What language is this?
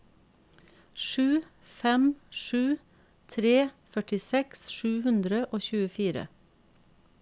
Norwegian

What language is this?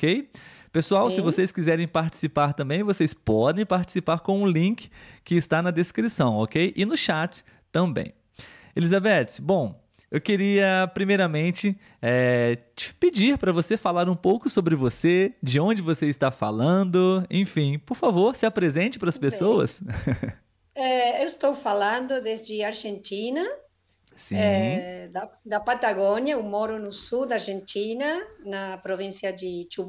Portuguese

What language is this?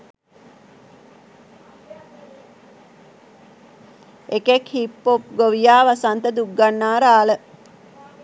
Sinhala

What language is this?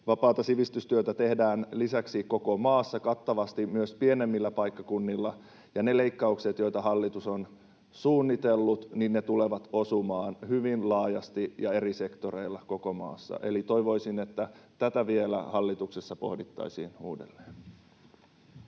Finnish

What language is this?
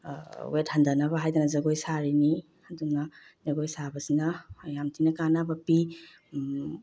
Manipuri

